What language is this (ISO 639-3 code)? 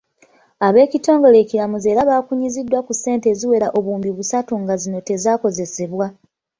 lug